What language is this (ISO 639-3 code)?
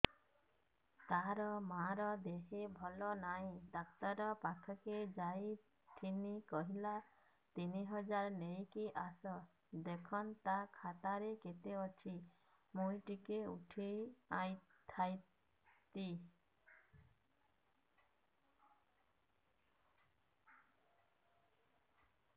ori